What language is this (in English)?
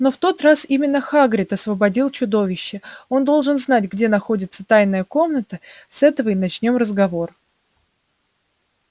Russian